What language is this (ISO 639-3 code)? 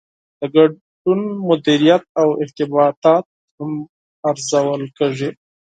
pus